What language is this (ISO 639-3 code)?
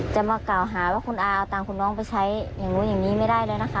tha